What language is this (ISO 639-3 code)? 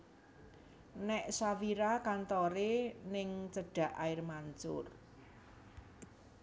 jav